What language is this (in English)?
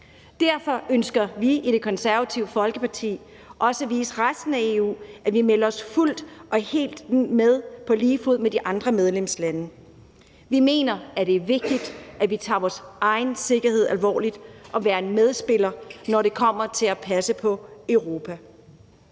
Danish